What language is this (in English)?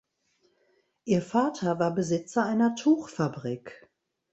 German